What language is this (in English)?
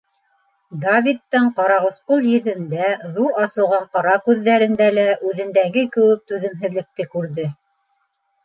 Bashkir